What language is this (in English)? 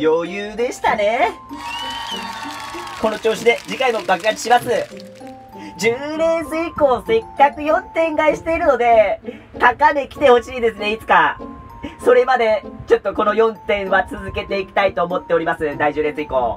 Japanese